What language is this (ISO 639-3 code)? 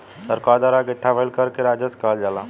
bho